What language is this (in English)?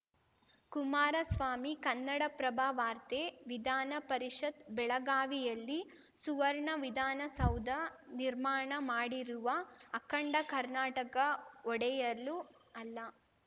Kannada